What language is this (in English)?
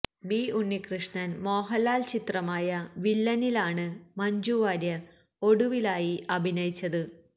Malayalam